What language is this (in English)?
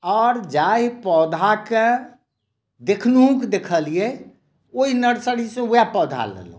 Maithili